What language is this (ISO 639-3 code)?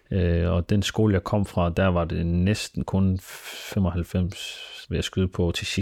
dan